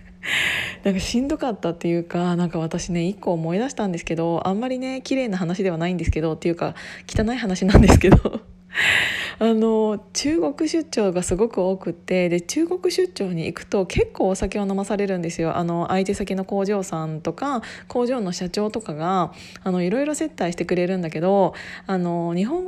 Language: Japanese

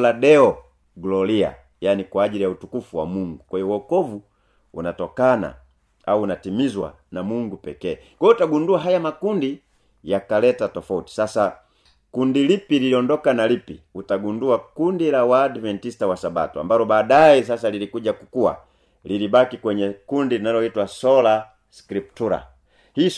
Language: Swahili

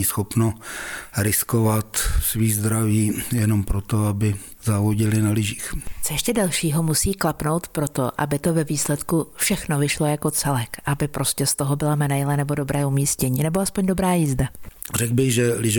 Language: Czech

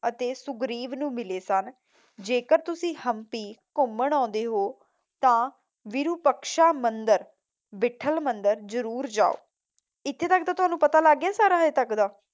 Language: Punjabi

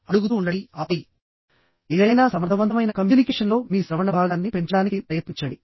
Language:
Telugu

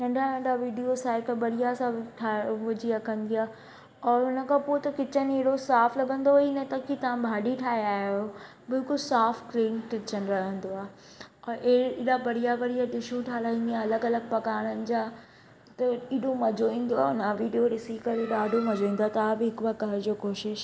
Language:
Sindhi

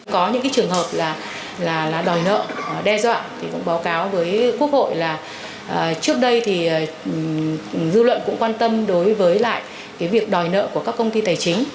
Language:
Vietnamese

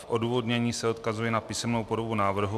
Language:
Czech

